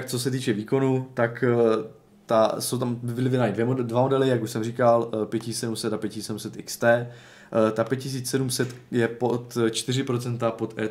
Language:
Czech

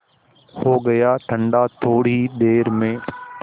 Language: Hindi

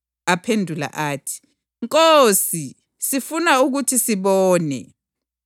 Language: North Ndebele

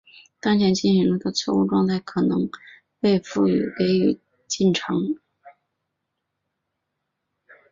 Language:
Chinese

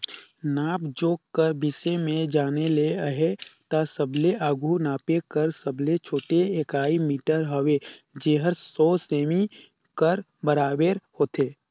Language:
Chhattisgarhi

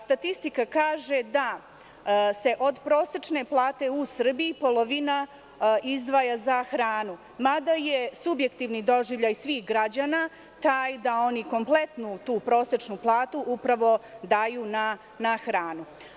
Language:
Serbian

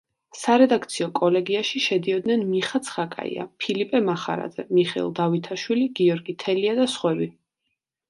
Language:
Georgian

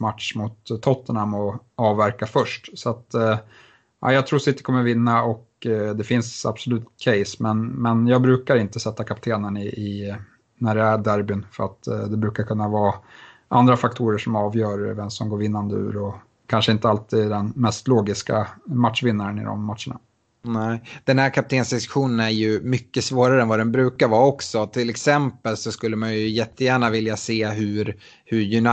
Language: Swedish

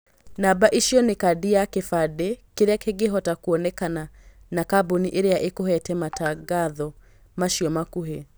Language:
Kikuyu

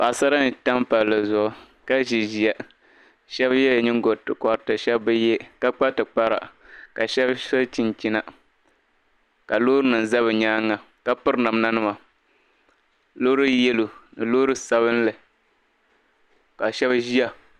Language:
Dagbani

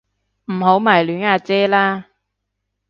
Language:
Cantonese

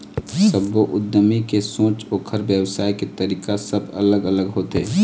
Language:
Chhattisgarhi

